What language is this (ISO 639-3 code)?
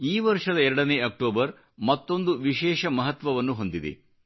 kan